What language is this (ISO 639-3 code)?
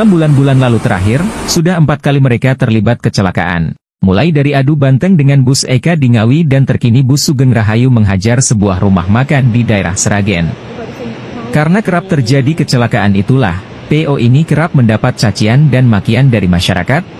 ind